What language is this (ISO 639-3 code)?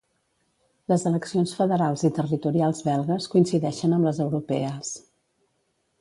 cat